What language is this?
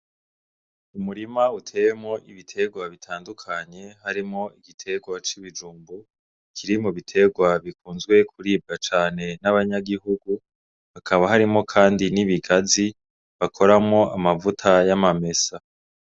Rundi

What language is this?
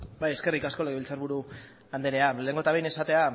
Basque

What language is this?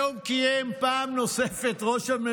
Hebrew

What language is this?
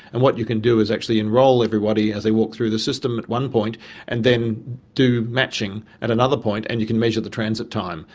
English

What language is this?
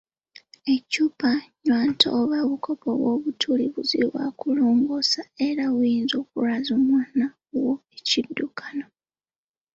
Ganda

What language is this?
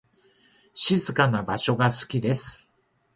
Japanese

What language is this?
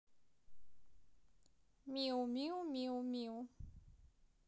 Russian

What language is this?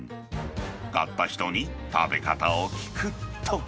Japanese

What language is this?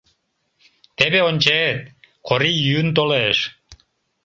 Mari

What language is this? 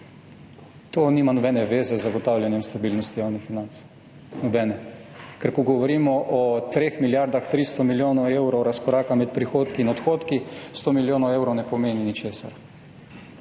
Slovenian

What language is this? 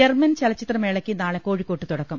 Malayalam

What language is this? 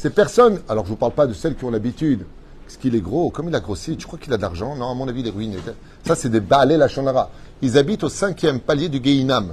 French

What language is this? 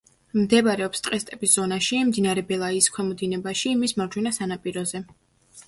Georgian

